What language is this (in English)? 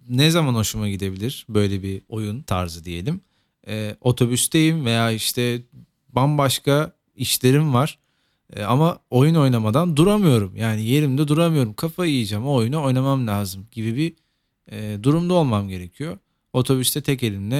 Turkish